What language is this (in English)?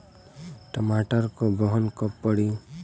Bhojpuri